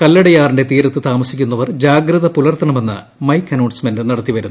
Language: Malayalam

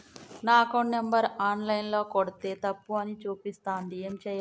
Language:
Telugu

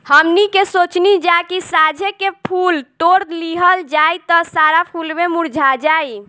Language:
Bhojpuri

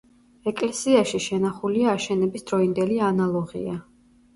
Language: Georgian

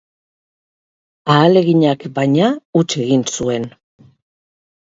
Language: Basque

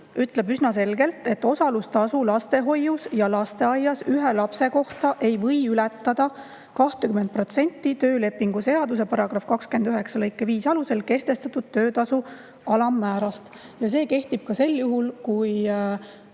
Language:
Estonian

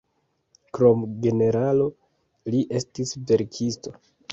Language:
Esperanto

